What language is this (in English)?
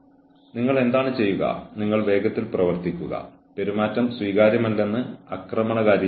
Malayalam